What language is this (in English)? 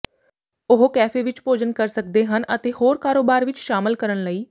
Punjabi